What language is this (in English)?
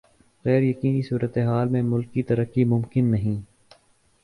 Urdu